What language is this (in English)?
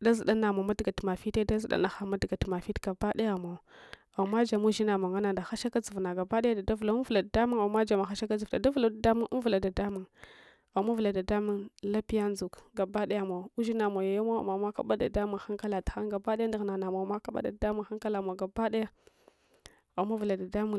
Hwana